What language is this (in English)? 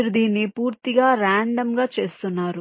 Telugu